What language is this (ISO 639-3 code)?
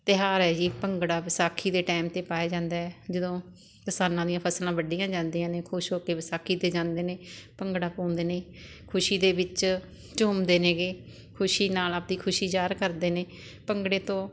pan